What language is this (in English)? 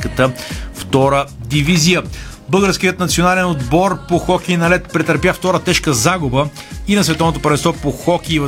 Bulgarian